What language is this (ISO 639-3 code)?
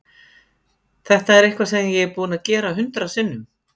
isl